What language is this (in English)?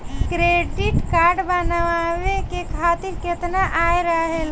Bhojpuri